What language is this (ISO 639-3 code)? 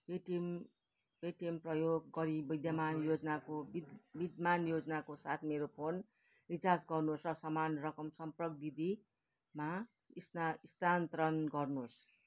nep